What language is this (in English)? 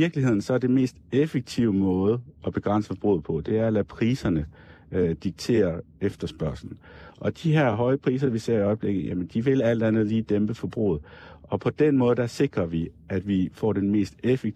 Danish